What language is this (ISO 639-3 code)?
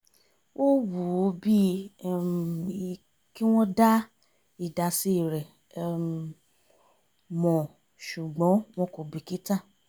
yor